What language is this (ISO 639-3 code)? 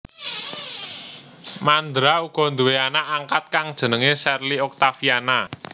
jav